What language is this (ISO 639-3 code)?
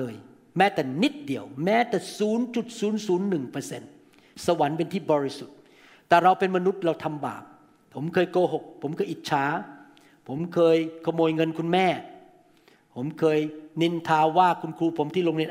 tha